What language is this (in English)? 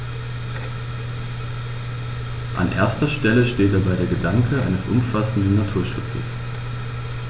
German